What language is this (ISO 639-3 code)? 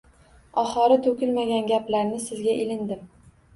uzb